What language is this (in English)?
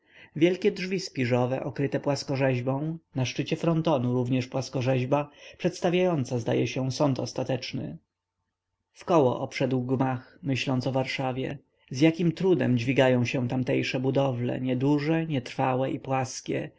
Polish